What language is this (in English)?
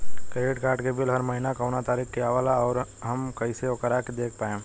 Bhojpuri